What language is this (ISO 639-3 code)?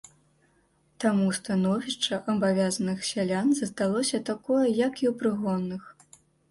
bel